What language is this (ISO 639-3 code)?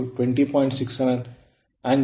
kan